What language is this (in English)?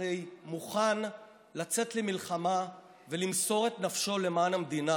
Hebrew